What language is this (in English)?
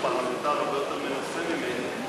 Hebrew